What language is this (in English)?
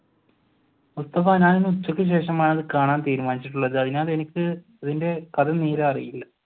Malayalam